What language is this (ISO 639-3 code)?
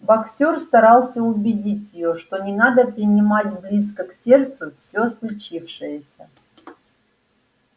rus